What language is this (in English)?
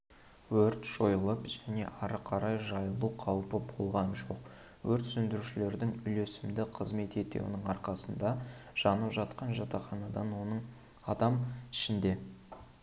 Kazakh